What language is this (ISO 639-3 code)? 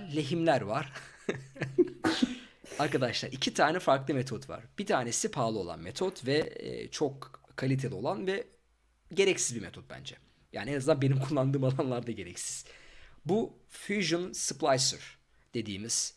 tur